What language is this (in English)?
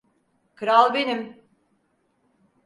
Turkish